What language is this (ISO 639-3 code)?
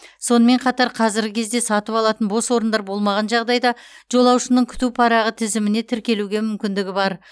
kaz